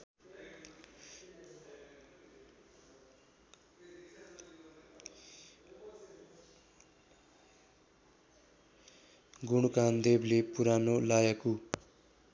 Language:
Nepali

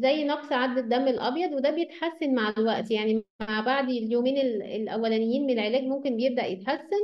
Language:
Arabic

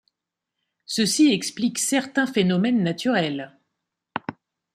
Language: French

